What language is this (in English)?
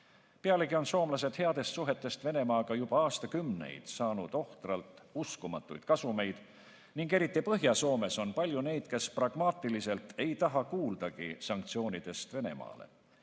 Estonian